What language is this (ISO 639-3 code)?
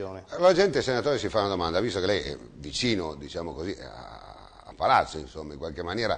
ita